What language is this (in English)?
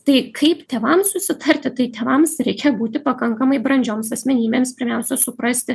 Lithuanian